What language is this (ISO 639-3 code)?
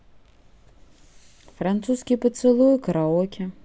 rus